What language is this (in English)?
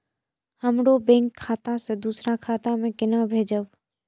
Maithili